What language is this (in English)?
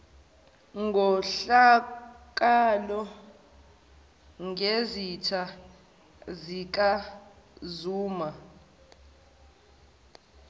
Zulu